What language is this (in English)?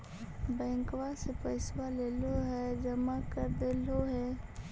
Magahi